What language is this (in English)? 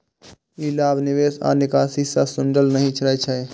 Maithili